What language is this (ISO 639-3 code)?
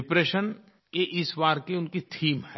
hin